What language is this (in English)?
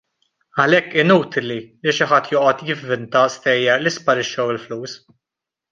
Maltese